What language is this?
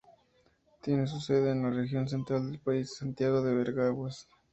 Spanish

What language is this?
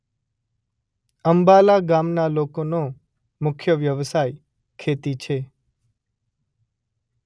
Gujarati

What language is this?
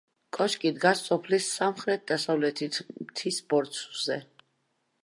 Georgian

